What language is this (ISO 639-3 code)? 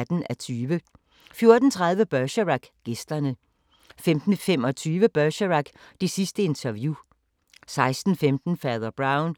dan